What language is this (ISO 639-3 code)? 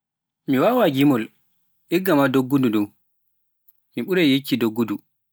fuf